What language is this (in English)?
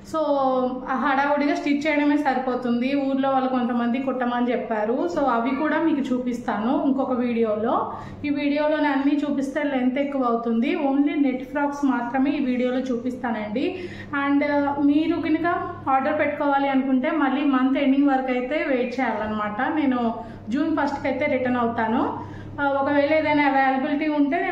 Telugu